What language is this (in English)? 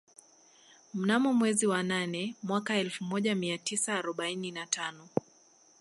Swahili